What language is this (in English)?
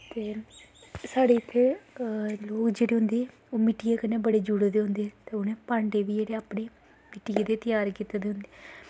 Dogri